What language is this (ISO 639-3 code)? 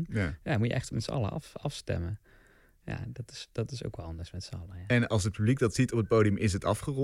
nld